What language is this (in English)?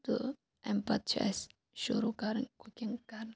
Kashmiri